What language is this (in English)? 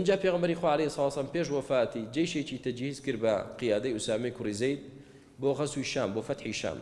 Arabic